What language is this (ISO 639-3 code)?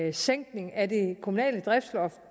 dan